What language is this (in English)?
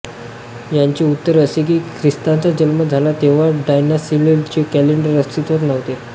Marathi